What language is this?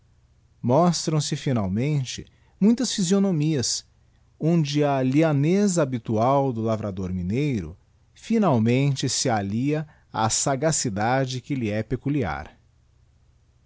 Portuguese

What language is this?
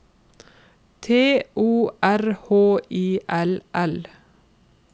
Norwegian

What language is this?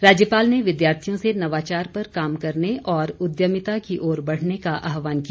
Hindi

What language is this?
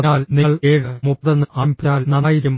Malayalam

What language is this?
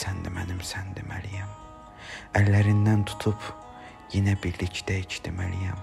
Turkish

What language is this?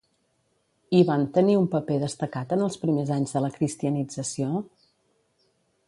Catalan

